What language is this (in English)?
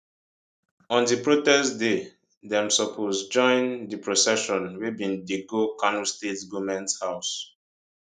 Nigerian Pidgin